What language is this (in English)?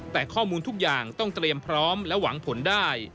Thai